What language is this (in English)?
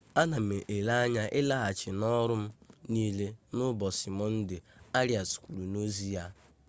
Igbo